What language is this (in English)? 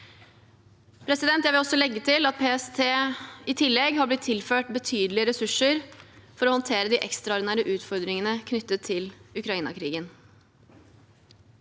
Norwegian